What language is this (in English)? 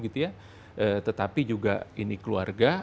Indonesian